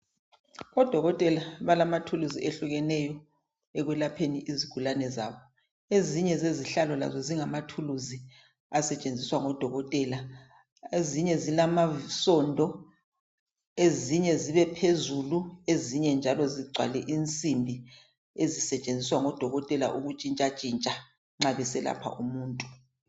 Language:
North Ndebele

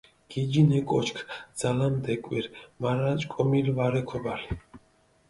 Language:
Mingrelian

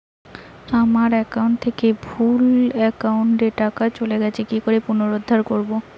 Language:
Bangla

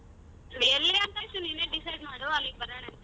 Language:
Kannada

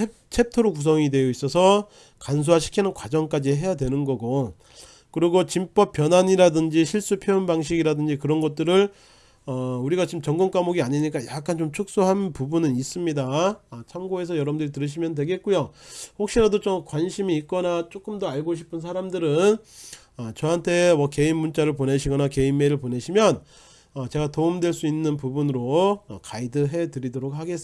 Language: Korean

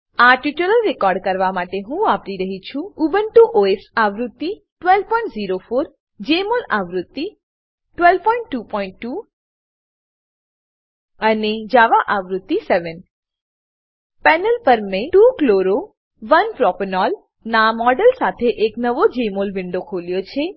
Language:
Gujarati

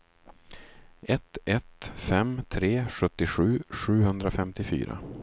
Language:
Swedish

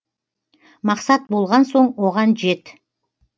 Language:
Kazakh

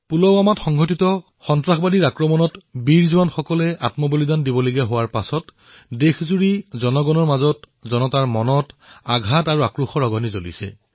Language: Assamese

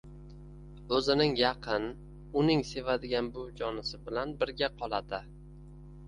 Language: Uzbek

